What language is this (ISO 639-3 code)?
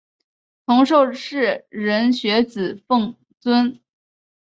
zho